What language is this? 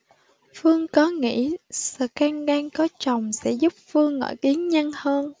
Vietnamese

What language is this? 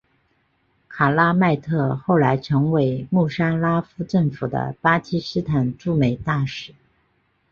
Chinese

